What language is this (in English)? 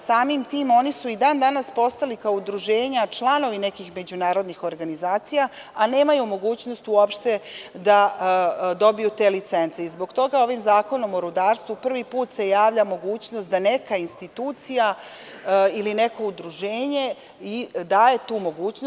Serbian